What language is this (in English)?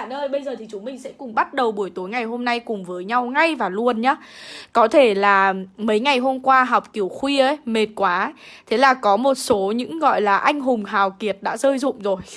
Vietnamese